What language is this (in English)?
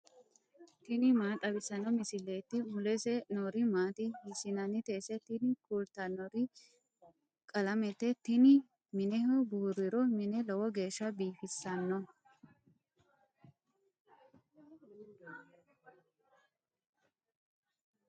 Sidamo